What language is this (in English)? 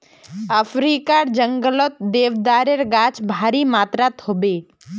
Magahi